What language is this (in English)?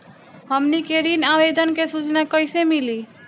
Bhojpuri